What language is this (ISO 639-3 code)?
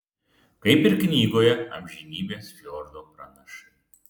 lit